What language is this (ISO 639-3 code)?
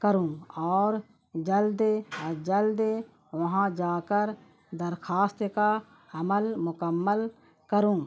urd